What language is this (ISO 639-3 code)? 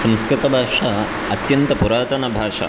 san